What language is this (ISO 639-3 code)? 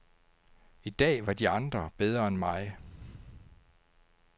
dan